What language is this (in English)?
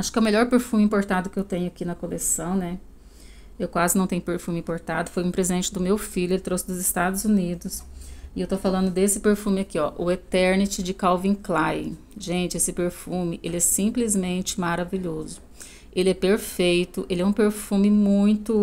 Portuguese